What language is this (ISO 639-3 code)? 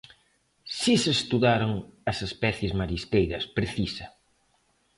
glg